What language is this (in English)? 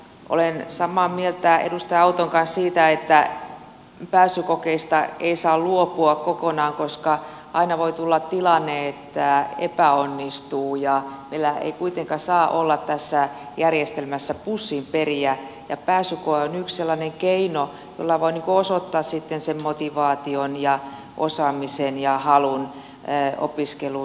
Finnish